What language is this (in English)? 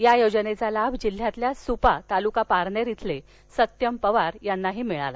Marathi